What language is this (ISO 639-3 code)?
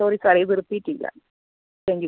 mal